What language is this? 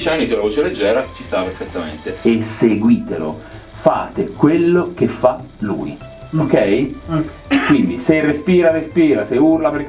Italian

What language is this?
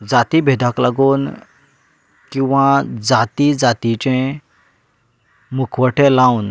Konkani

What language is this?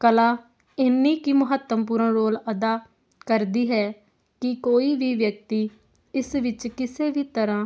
Punjabi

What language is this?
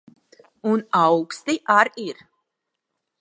Latvian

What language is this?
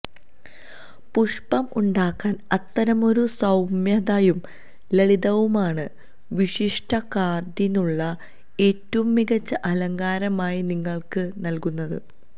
Malayalam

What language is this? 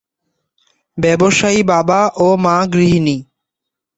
Bangla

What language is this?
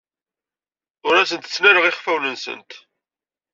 Kabyle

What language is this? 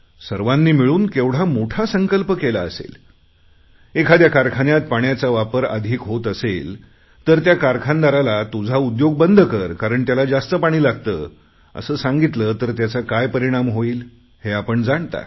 Marathi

